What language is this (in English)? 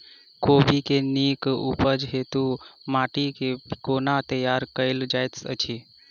Maithili